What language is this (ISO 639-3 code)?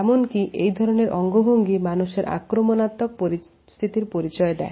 ben